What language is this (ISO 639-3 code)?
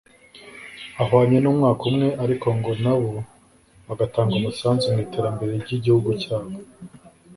kin